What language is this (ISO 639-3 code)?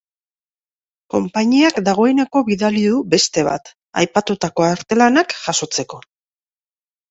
eus